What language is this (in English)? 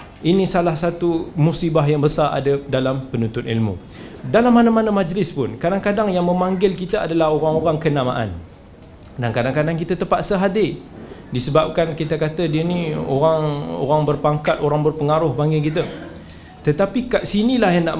Malay